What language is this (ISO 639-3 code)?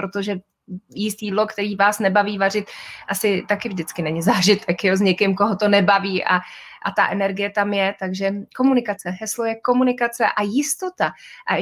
ces